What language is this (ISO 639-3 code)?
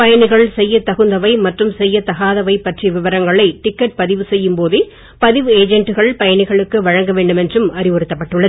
tam